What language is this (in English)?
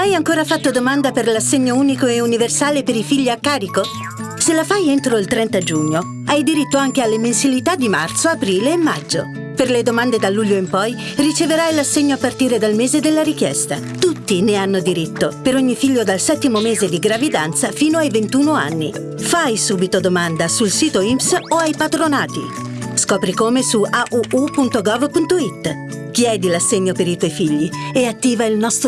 Italian